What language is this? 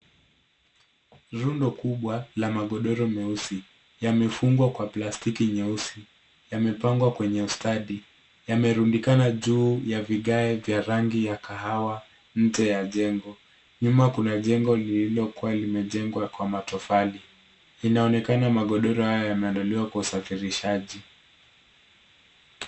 Swahili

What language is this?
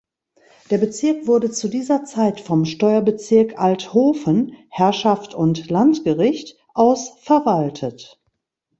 German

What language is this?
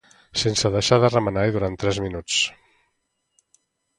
Catalan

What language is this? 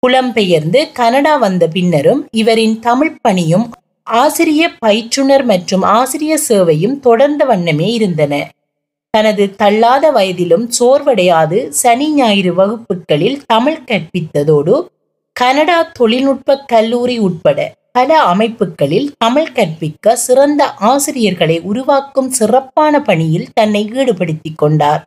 Tamil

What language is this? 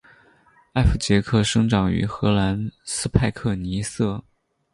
Chinese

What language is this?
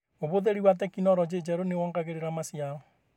Kikuyu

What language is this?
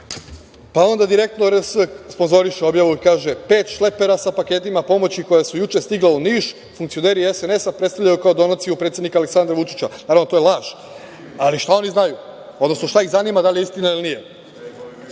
Serbian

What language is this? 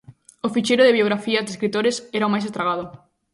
Galician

